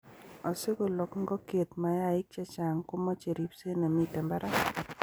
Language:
Kalenjin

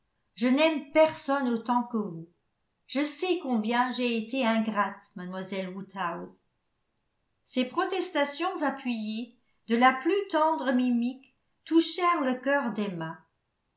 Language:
French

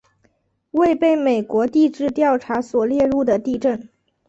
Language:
Chinese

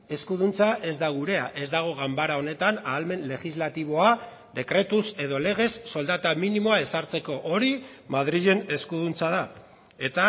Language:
Basque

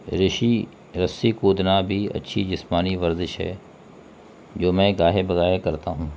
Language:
Urdu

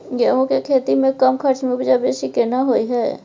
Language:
Maithili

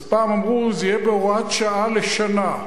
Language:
Hebrew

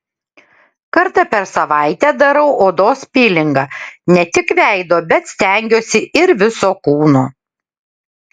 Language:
Lithuanian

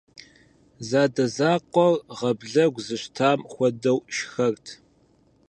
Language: Kabardian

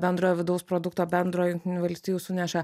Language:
Lithuanian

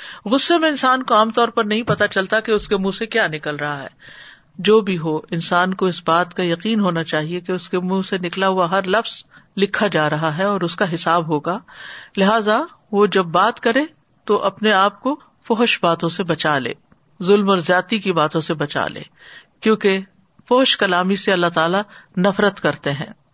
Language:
Urdu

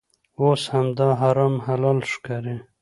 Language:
Pashto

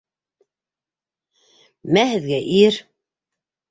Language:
Bashkir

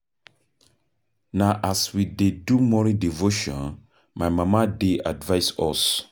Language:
Nigerian Pidgin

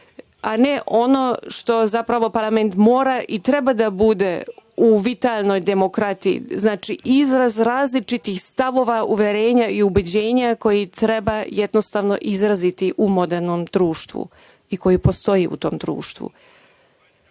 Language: Serbian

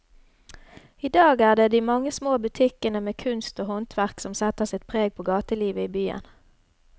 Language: Norwegian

